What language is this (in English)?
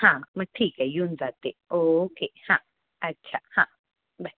Marathi